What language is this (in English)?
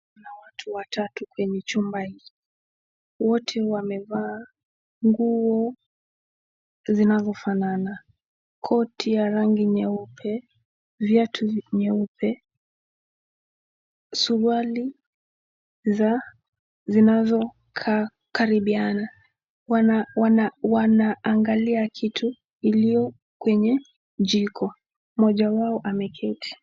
Swahili